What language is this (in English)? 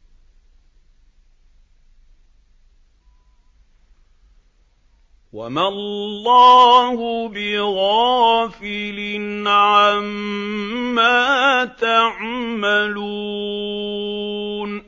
Arabic